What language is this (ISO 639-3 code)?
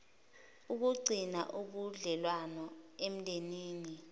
zul